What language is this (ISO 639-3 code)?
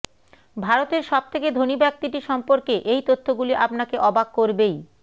ben